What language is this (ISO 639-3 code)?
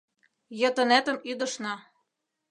chm